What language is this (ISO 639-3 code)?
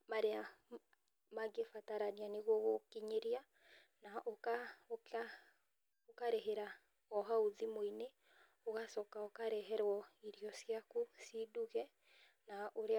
kik